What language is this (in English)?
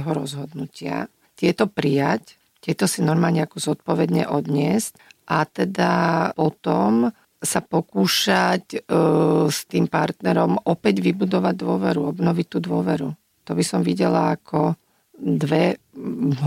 Slovak